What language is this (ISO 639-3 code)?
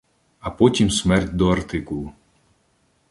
ukr